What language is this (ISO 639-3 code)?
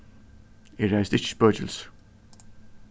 fao